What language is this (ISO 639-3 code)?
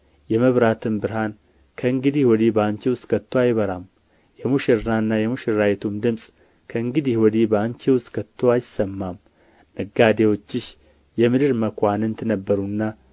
amh